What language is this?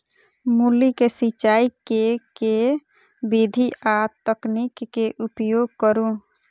Maithili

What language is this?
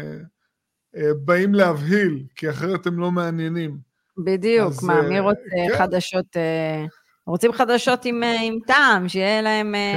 Hebrew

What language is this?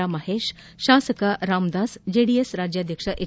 Kannada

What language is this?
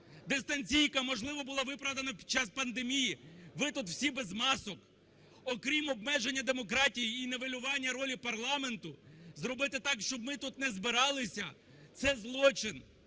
Ukrainian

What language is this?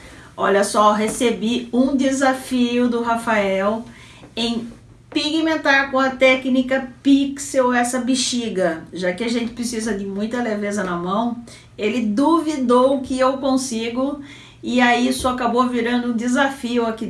Portuguese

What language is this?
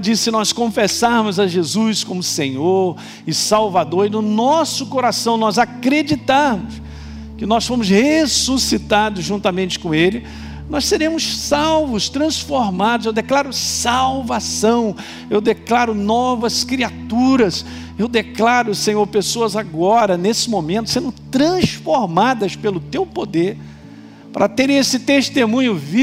Portuguese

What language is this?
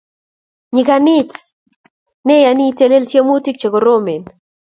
Kalenjin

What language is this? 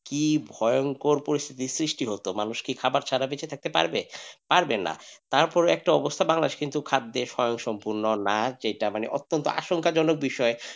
Bangla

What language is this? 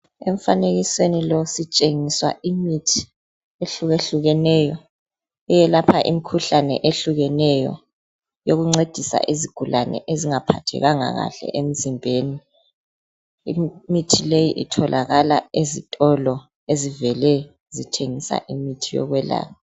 North Ndebele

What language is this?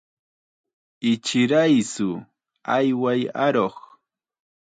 Chiquián Ancash Quechua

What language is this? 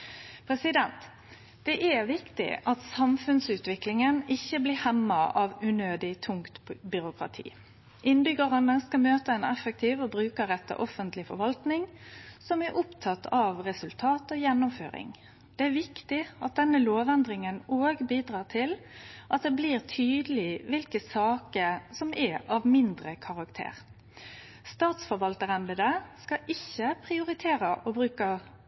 Norwegian Nynorsk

